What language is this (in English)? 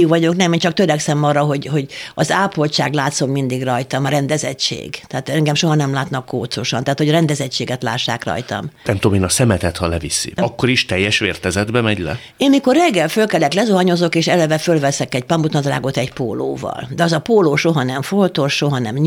Hungarian